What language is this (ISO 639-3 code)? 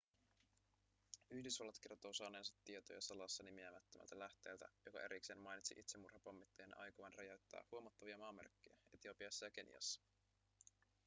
fin